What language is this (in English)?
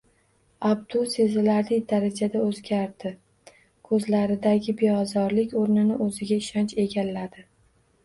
Uzbek